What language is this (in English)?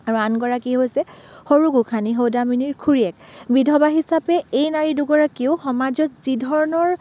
Assamese